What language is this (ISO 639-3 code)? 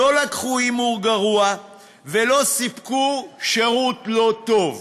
heb